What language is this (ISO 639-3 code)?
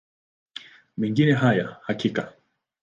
swa